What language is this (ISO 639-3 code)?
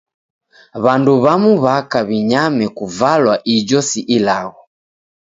dav